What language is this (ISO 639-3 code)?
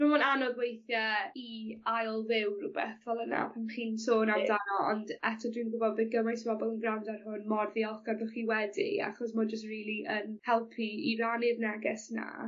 cym